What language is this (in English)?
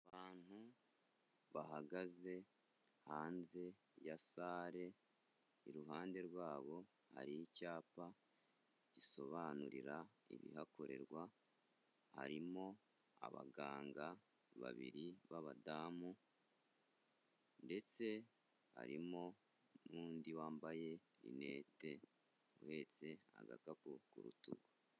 Kinyarwanda